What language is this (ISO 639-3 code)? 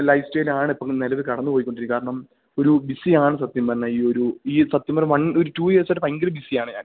mal